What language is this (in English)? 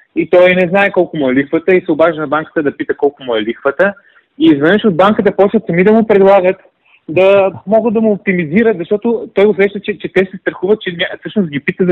Bulgarian